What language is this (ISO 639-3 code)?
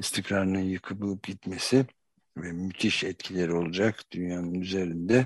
tur